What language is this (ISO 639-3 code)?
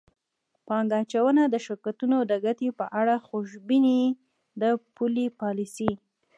pus